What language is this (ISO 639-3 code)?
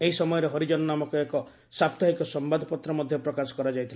ori